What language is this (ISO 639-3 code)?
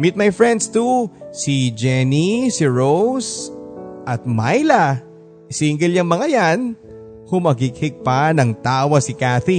fil